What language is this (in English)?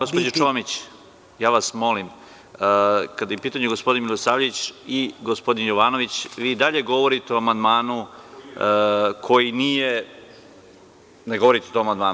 Serbian